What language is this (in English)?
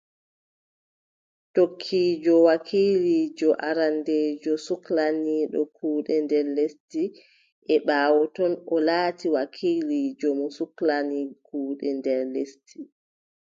Adamawa Fulfulde